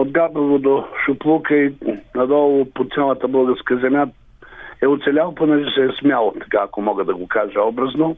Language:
Bulgarian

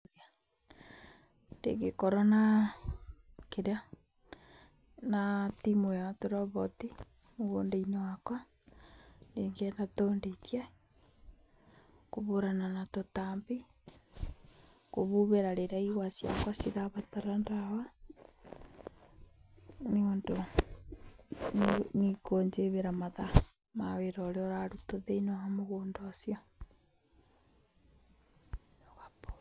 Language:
Kikuyu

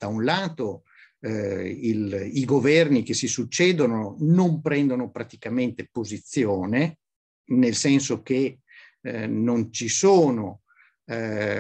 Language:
Italian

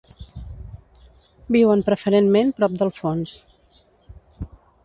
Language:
Catalan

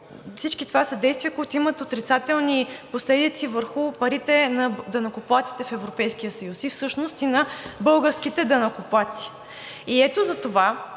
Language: Bulgarian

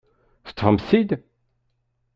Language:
Kabyle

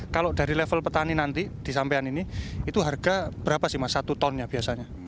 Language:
Indonesian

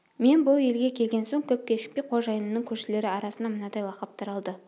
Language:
Kazakh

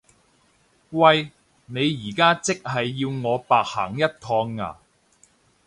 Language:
Cantonese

